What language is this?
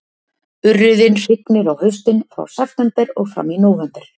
Icelandic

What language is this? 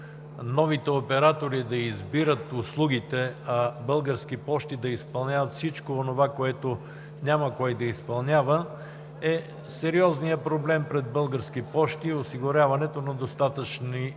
Bulgarian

